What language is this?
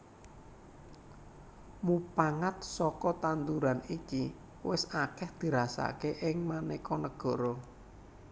Javanese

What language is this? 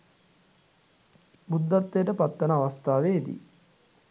Sinhala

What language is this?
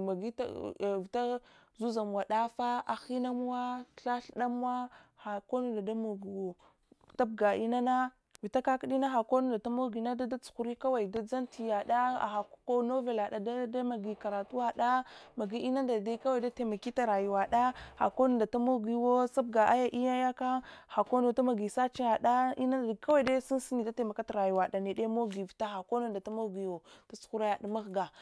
Hwana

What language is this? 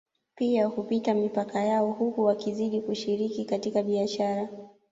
Swahili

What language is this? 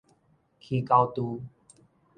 Min Nan Chinese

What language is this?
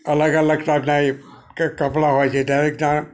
Gujarati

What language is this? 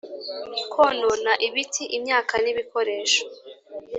Kinyarwanda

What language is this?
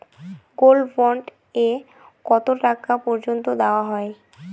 Bangla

